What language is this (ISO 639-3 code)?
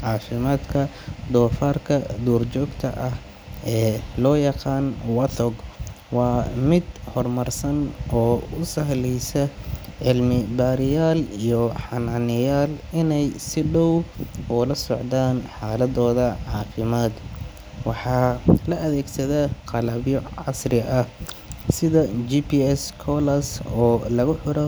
som